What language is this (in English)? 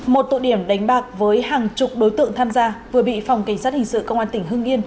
Vietnamese